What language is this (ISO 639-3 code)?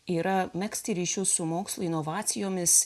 lit